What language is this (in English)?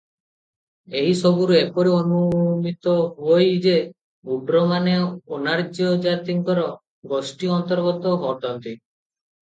Odia